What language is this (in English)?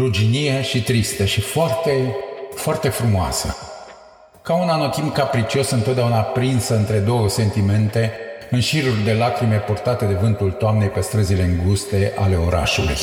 Romanian